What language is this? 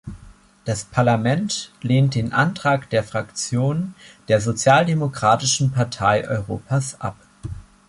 German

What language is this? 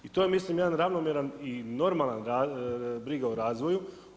Croatian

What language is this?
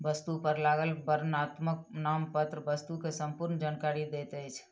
Maithili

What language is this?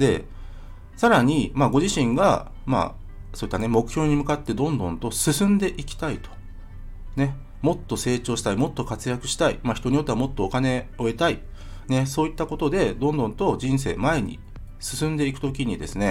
Japanese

